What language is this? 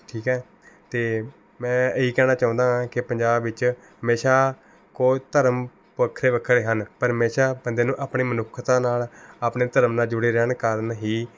Punjabi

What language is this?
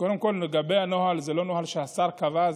Hebrew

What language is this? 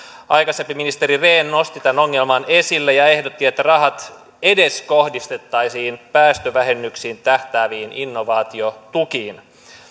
Finnish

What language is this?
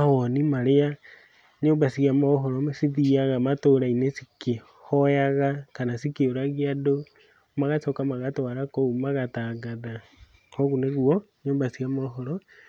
Kikuyu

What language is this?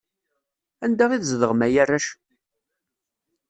Kabyle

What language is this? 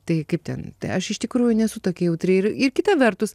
Lithuanian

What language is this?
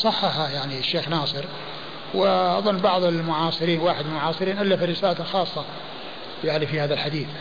Arabic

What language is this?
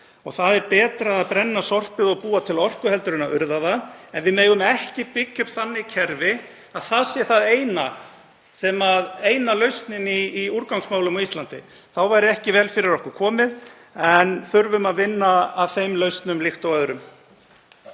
Icelandic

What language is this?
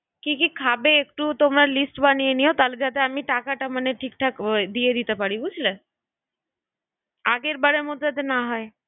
Bangla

